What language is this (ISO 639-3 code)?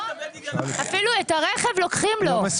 heb